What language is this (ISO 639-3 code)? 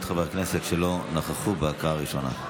heb